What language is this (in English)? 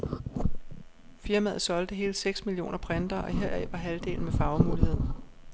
Danish